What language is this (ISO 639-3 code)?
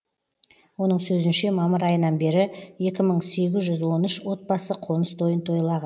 kaz